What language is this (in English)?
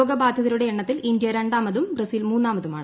Malayalam